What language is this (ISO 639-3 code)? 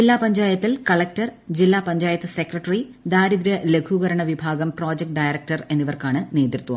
mal